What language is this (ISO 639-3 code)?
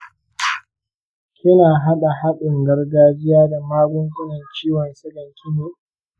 hau